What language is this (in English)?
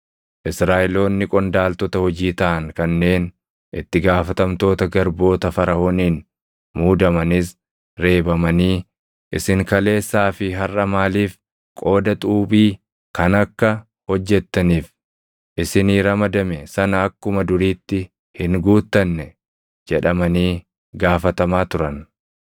Oromo